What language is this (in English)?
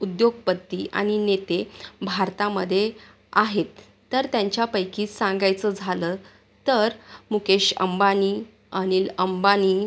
Marathi